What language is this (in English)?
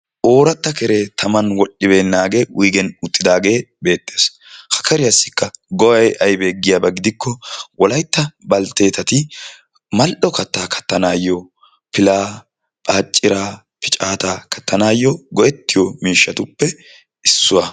Wolaytta